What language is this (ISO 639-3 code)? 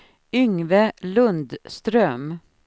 swe